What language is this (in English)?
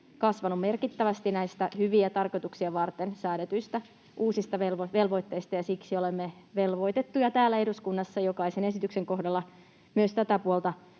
Finnish